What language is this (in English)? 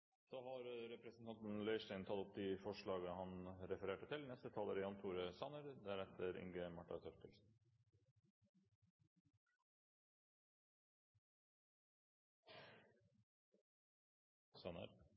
Norwegian Nynorsk